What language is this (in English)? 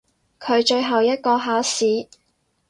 Cantonese